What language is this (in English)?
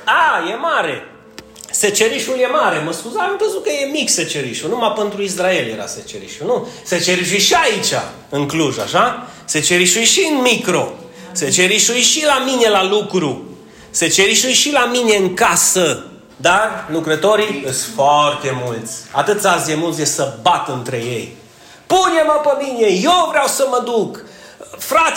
Romanian